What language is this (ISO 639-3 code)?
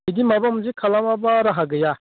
brx